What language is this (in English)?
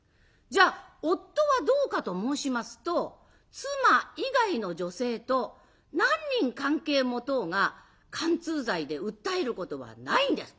Japanese